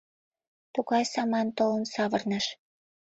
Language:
Mari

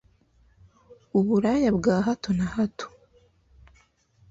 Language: Kinyarwanda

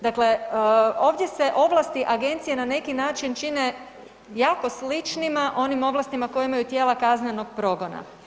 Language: Croatian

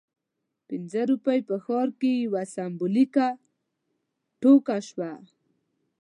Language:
Pashto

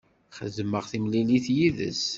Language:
Kabyle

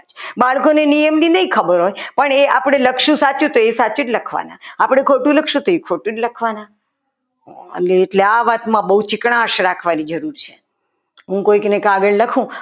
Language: Gujarati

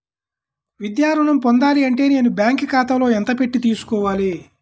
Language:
Telugu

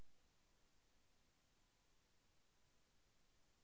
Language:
Telugu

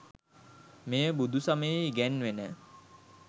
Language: Sinhala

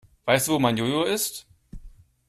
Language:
German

